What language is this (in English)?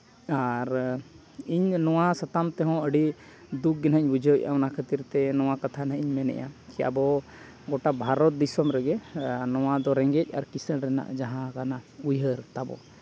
Santali